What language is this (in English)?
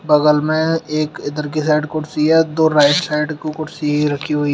Hindi